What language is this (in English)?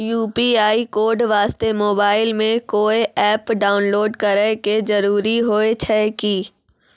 Maithili